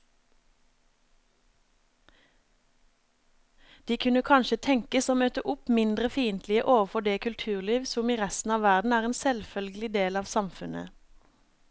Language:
Norwegian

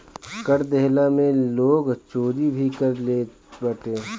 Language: Bhojpuri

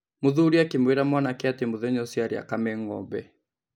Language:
Kikuyu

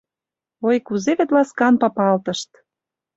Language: Mari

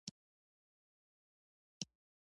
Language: Pashto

